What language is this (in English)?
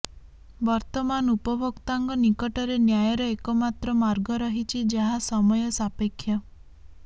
Odia